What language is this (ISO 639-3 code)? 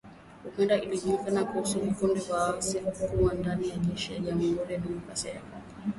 swa